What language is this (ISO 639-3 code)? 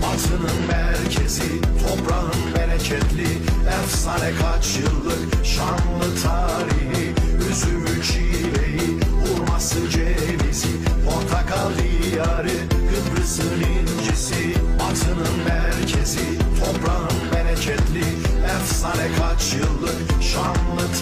tur